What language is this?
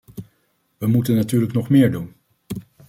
Dutch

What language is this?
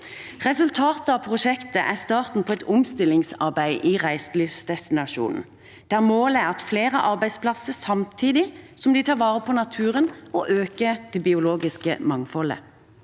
Norwegian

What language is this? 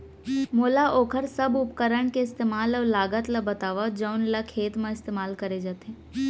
Chhattisgarhi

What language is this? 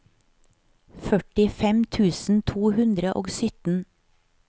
Norwegian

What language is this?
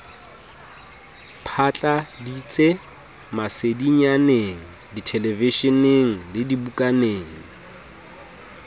Southern Sotho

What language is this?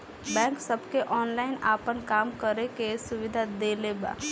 Bhojpuri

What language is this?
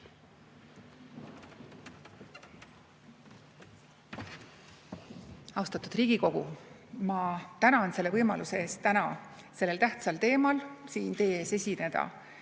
Estonian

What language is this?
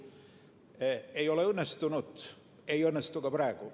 Estonian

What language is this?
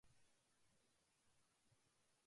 Japanese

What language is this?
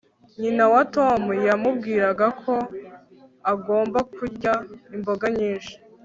Kinyarwanda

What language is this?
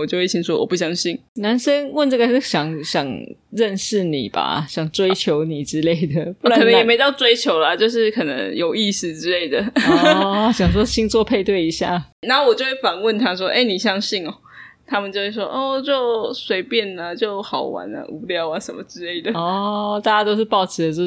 Chinese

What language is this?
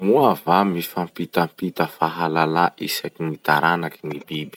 Masikoro Malagasy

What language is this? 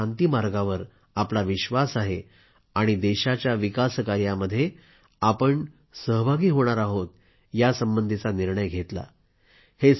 Marathi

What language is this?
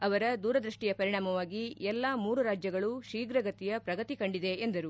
Kannada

